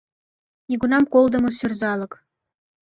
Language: Mari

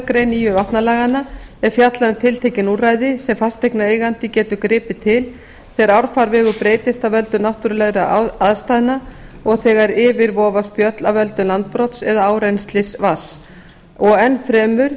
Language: Icelandic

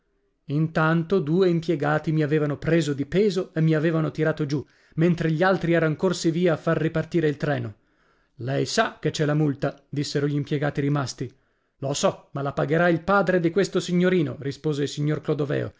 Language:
Italian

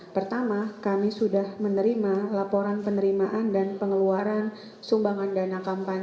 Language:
Indonesian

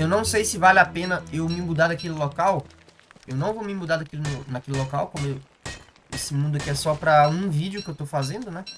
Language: Portuguese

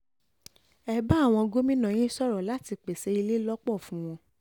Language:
Yoruba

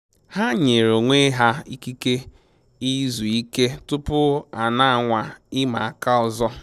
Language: Igbo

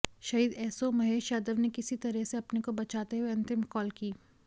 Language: Hindi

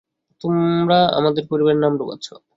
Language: Bangla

